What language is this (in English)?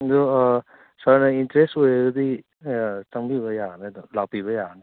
Manipuri